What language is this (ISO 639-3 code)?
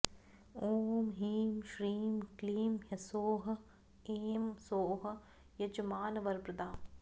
san